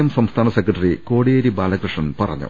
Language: Malayalam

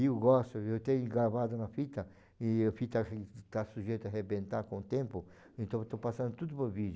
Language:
Portuguese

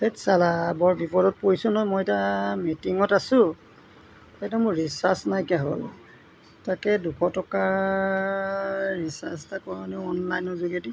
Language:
Assamese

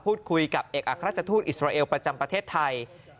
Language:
Thai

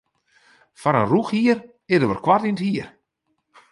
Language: Western Frisian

